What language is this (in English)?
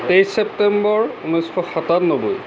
Assamese